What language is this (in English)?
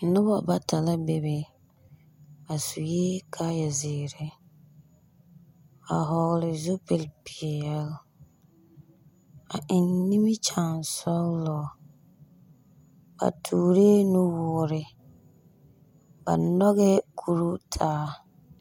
Southern Dagaare